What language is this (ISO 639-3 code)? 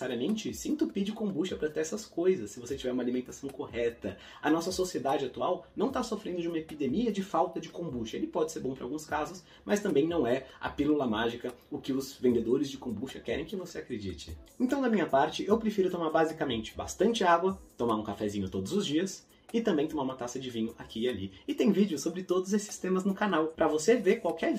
por